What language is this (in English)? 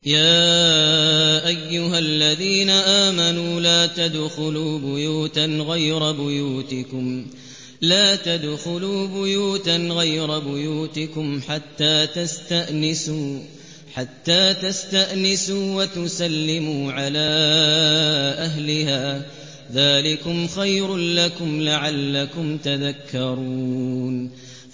Arabic